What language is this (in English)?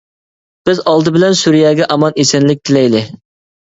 Uyghur